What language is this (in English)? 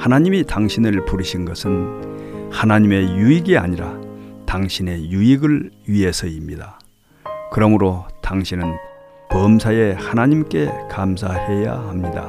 Korean